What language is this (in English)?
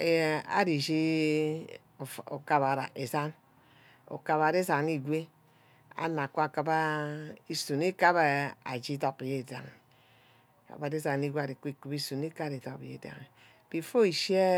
Ubaghara